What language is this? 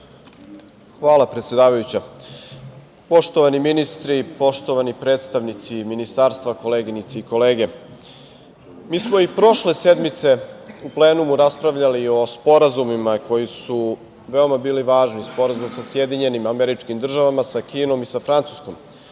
Serbian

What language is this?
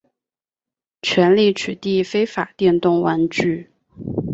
Chinese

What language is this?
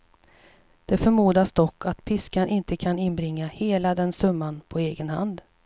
Swedish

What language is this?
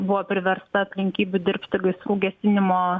Lithuanian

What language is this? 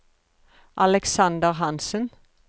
Norwegian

